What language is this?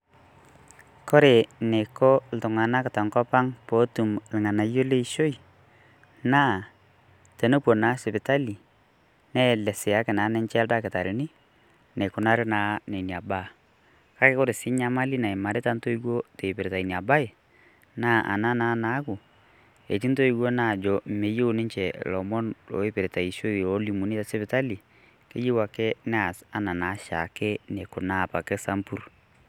Masai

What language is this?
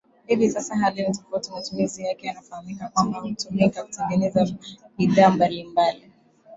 Swahili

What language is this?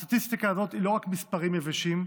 Hebrew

